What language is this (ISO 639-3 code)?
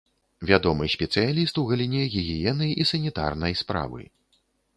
bel